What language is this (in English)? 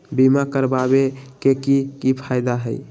Magahi